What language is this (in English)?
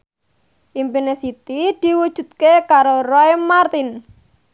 Javanese